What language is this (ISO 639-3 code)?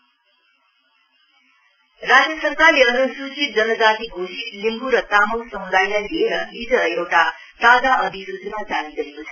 nep